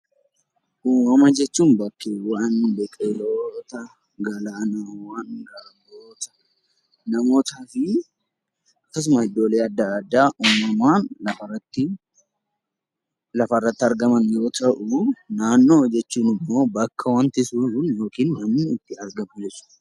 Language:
Oromo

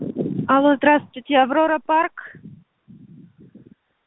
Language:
Russian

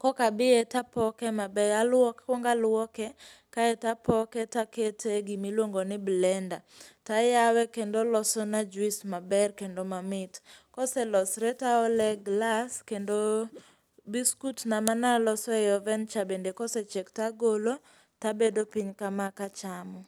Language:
Luo (Kenya and Tanzania)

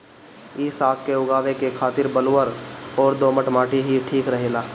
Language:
Bhojpuri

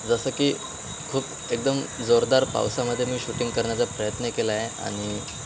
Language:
Marathi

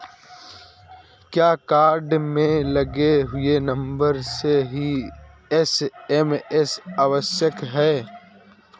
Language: Hindi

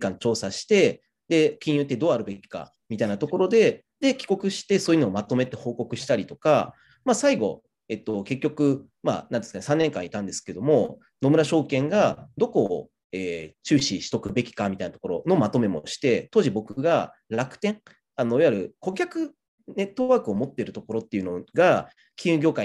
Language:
Japanese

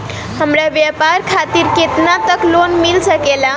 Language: Bhojpuri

